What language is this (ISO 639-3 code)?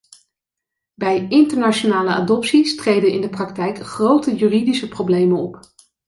nld